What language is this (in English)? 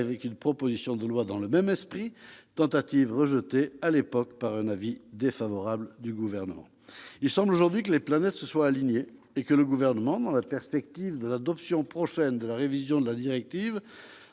French